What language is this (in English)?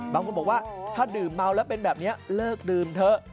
Thai